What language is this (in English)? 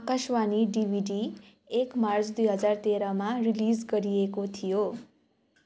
Nepali